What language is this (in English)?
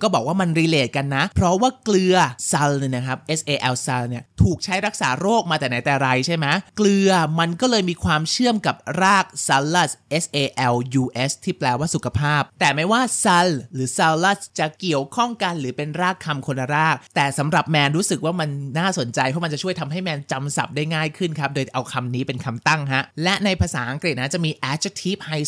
Thai